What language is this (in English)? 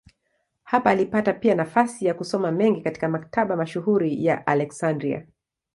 Swahili